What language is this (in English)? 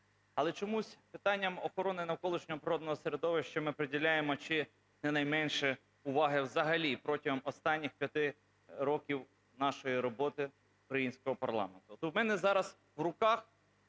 Ukrainian